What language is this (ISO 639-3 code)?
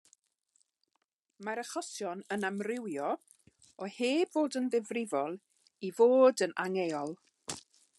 cym